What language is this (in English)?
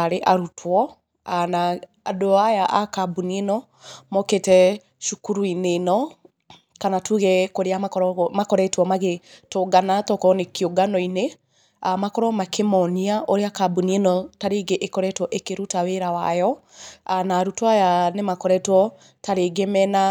Kikuyu